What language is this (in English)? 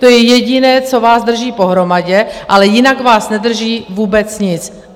Czech